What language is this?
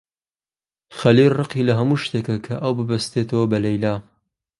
Central Kurdish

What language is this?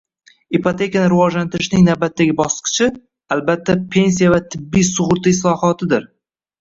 Uzbek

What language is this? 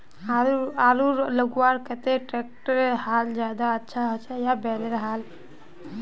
Magahi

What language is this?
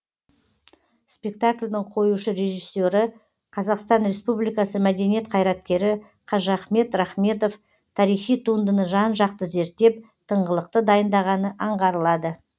Kazakh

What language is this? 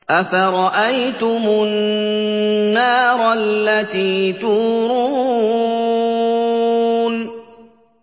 Arabic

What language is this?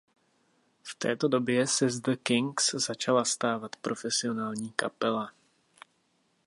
Czech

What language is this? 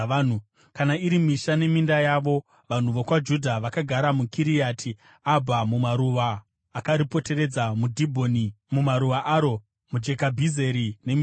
Shona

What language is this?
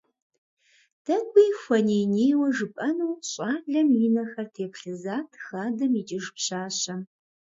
Kabardian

